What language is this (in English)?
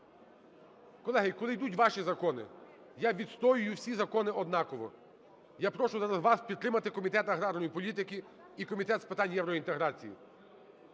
Ukrainian